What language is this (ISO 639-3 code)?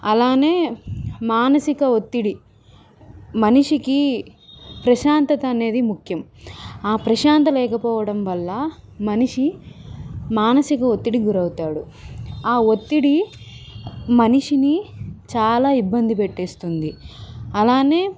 tel